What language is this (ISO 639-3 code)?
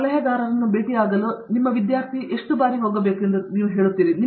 kan